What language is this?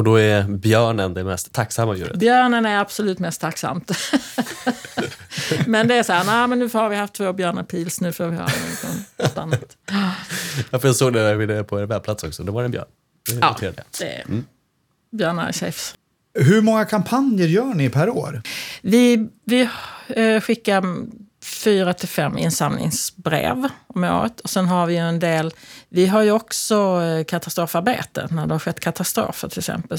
Swedish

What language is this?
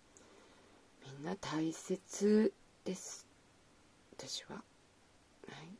Japanese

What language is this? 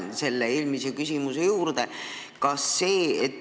Estonian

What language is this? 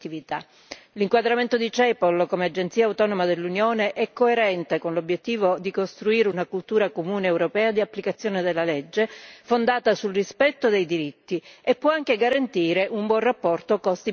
Italian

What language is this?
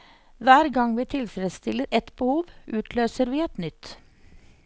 Norwegian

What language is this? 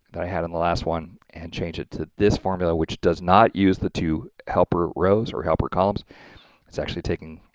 English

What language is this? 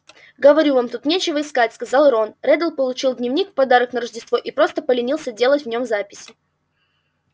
Russian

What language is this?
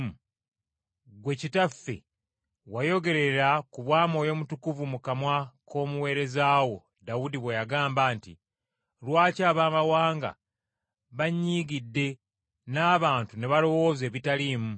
Ganda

